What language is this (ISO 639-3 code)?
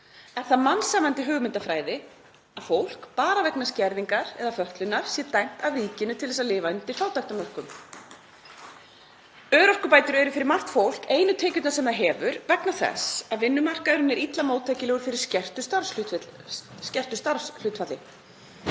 isl